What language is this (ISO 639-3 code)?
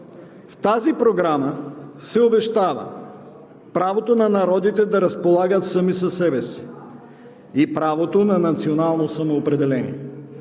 bul